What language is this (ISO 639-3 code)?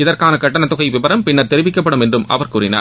tam